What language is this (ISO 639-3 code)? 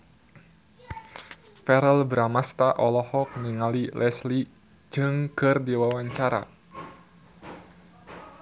sun